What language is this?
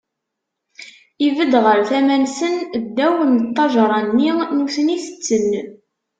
Kabyle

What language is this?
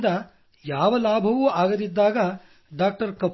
Kannada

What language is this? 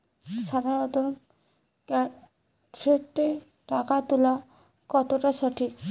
Bangla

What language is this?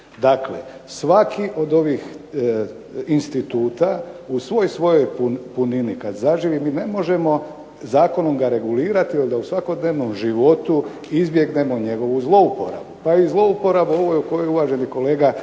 Croatian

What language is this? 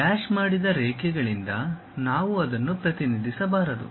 Kannada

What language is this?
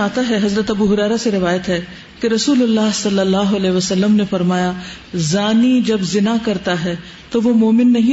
Urdu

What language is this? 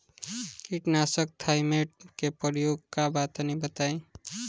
Bhojpuri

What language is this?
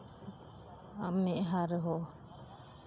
Santali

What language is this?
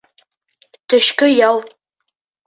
Bashkir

